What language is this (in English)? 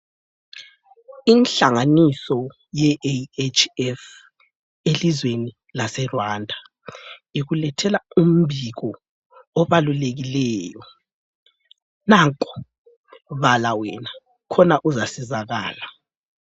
North Ndebele